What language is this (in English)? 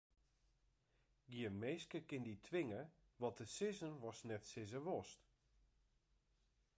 Western Frisian